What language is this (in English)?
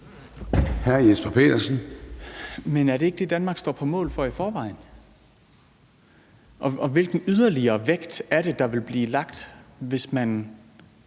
Danish